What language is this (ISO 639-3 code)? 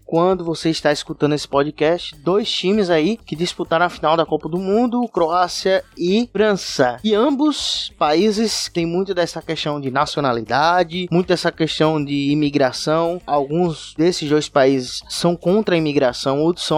por